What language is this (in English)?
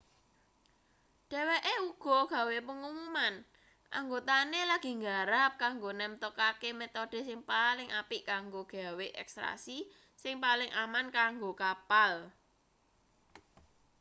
Javanese